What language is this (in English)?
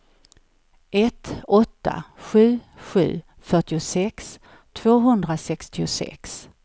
Swedish